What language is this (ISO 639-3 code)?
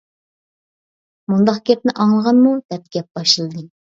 uig